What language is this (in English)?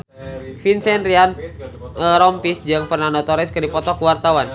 Sundanese